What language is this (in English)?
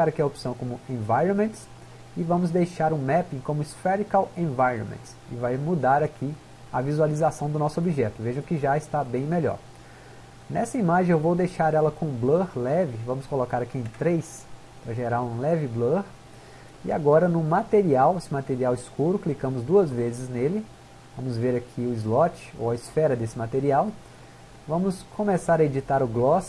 Portuguese